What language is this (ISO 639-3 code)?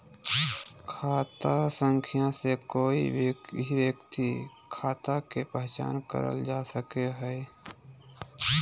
mag